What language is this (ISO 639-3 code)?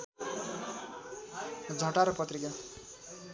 nep